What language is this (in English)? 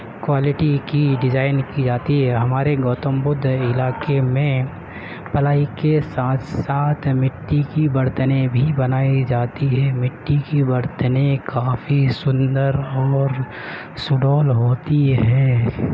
Urdu